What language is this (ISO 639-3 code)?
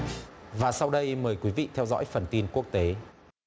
vie